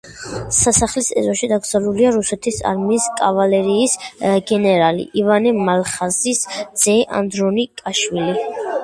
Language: Georgian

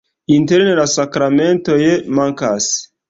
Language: Esperanto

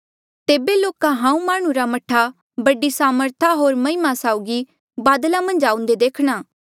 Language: Mandeali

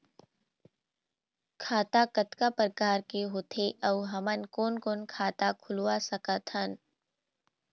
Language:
Chhattisgarhi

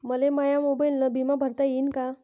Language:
Marathi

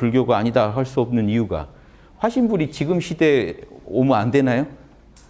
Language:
Korean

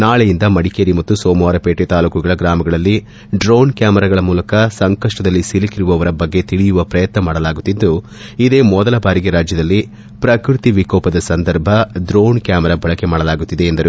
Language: Kannada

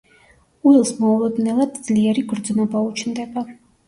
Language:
Georgian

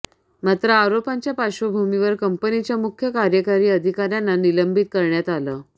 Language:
Marathi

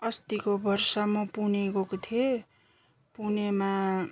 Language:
Nepali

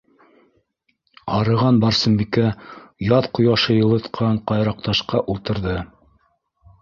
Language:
Bashkir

